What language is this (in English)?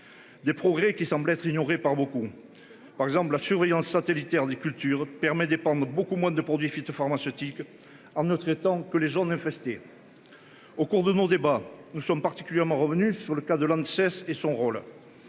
French